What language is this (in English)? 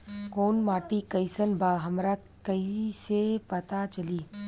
Bhojpuri